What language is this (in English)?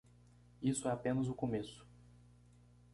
Portuguese